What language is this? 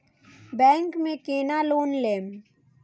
Maithili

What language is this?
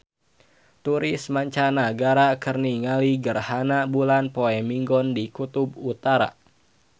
Sundanese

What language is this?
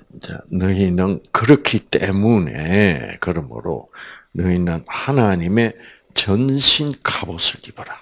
Korean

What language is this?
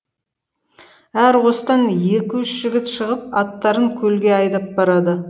Kazakh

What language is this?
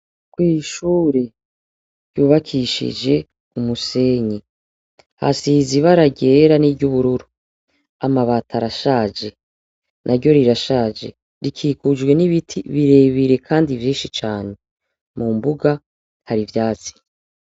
Rundi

